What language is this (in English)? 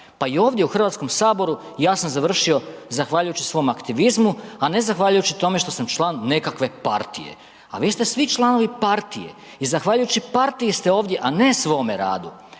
Croatian